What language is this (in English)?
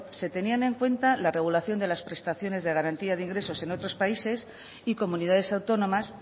Spanish